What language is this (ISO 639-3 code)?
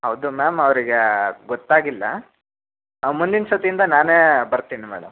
kan